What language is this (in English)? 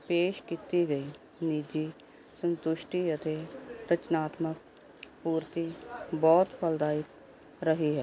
Punjabi